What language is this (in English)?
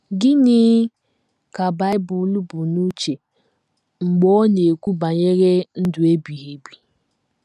Igbo